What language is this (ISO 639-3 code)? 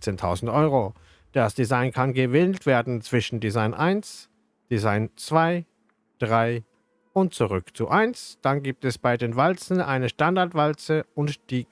deu